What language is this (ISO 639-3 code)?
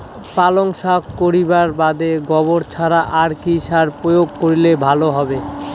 ben